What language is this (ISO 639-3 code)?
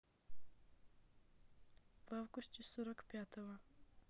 rus